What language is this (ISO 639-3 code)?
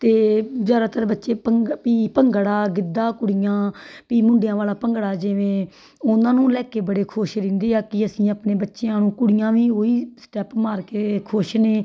pan